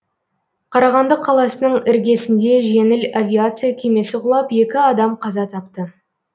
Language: Kazakh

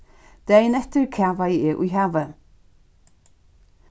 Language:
Faroese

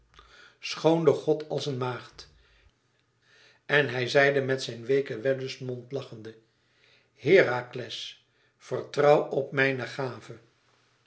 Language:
Dutch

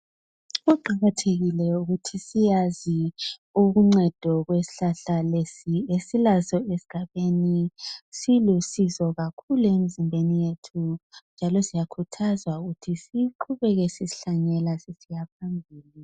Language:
North Ndebele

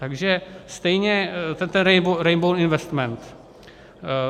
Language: Czech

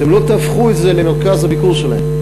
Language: Hebrew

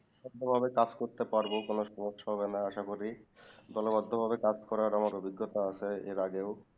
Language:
Bangla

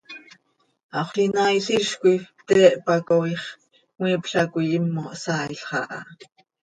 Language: Seri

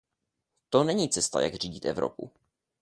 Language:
Czech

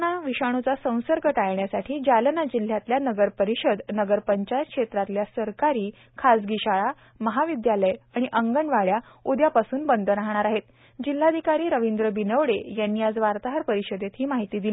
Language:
Marathi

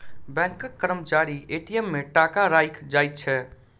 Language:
Maithili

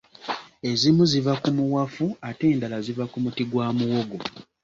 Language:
Ganda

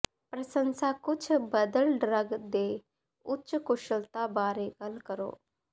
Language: Punjabi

